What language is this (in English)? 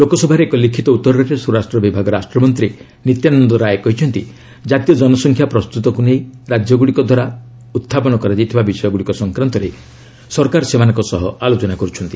Odia